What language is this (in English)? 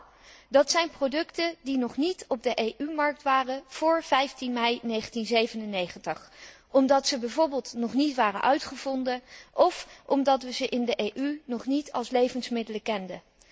Dutch